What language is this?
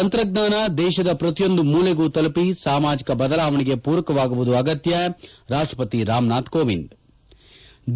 Kannada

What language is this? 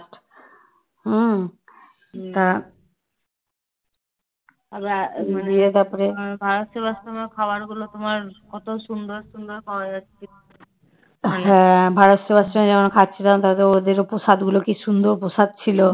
Bangla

